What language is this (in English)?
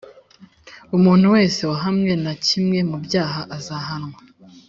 Kinyarwanda